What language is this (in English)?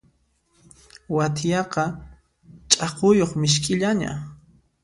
Puno Quechua